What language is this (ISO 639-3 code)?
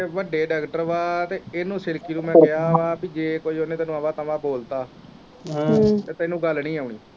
pan